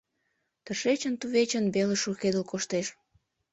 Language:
Mari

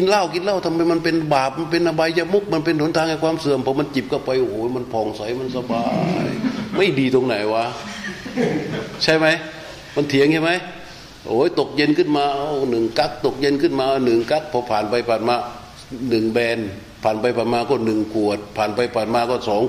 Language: Thai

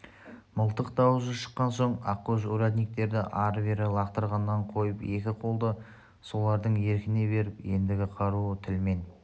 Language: Kazakh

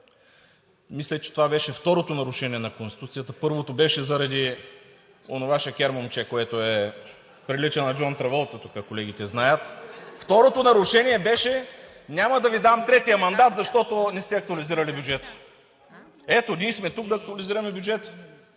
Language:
Bulgarian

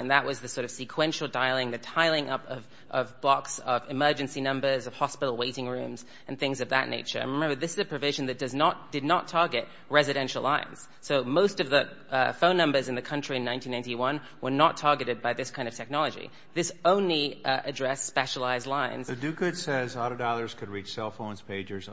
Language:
English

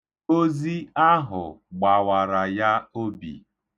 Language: Igbo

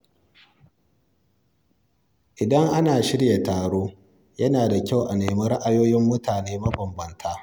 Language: Hausa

